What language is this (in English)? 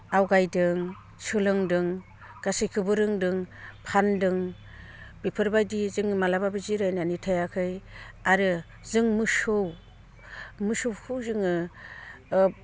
Bodo